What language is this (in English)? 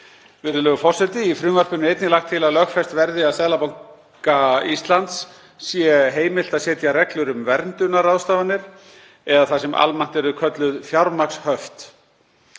Icelandic